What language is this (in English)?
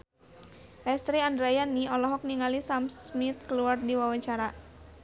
Sundanese